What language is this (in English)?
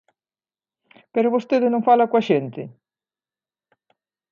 Galician